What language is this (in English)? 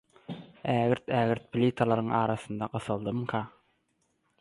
Turkmen